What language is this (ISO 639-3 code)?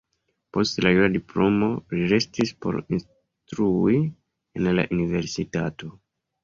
epo